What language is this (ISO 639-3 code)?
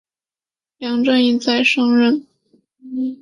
zho